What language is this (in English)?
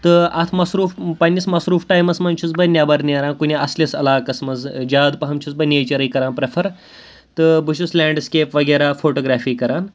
Kashmiri